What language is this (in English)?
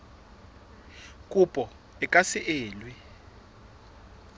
Southern Sotho